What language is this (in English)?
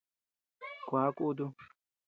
Tepeuxila Cuicatec